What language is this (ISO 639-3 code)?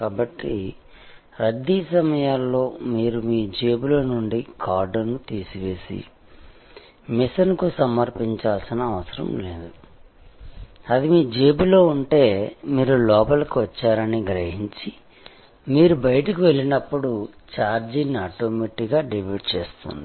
tel